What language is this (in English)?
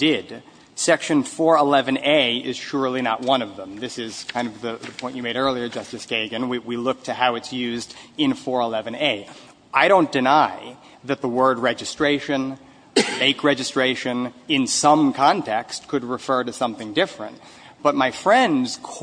English